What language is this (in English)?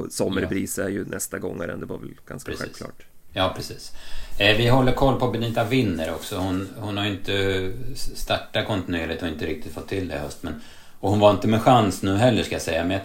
Swedish